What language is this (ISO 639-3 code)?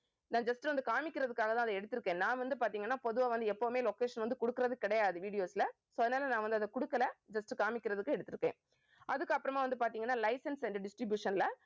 tam